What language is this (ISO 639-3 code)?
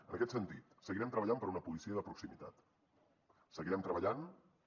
cat